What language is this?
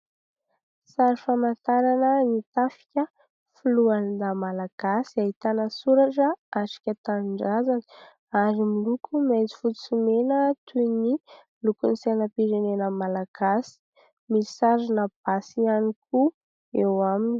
Malagasy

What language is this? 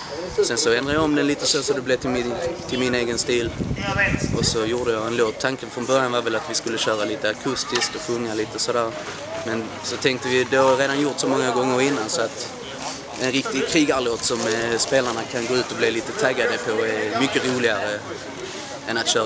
Swedish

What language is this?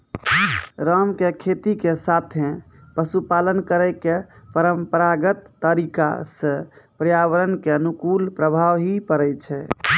Maithili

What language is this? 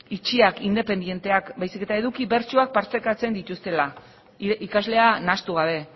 Basque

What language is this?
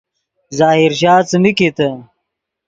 Yidgha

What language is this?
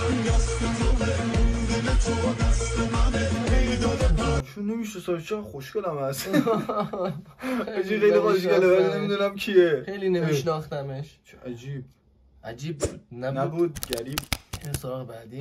Persian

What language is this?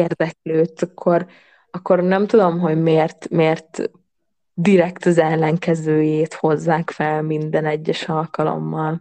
Hungarian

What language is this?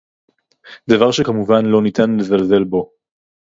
Hebrew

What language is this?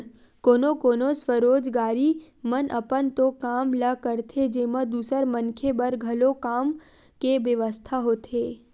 Chhattisgarhi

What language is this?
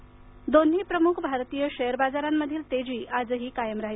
Marathi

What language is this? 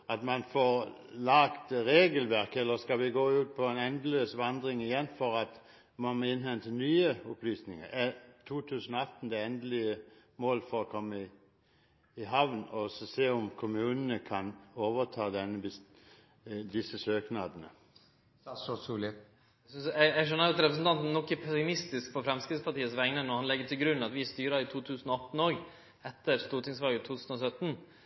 Norwegian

